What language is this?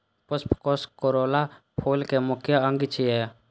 Maithili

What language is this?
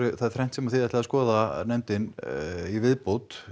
Icelandic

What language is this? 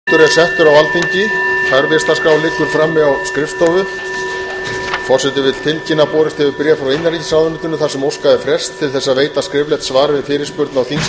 Icelandic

